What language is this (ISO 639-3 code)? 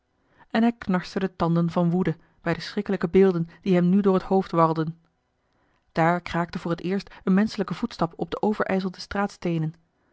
nld